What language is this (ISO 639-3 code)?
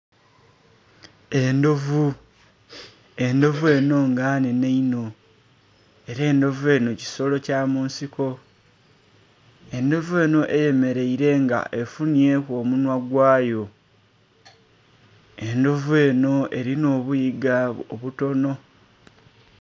xog